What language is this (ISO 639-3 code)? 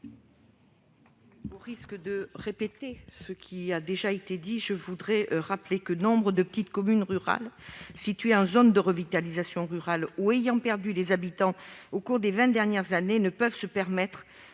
fra